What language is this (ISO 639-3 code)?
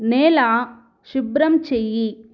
tel